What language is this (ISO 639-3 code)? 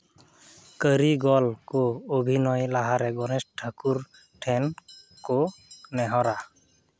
sat